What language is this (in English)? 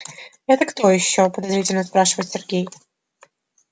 Russian